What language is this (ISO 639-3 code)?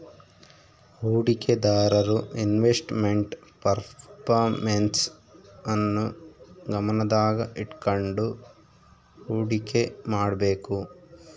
kan